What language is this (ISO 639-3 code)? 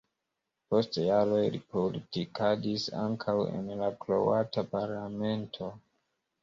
epo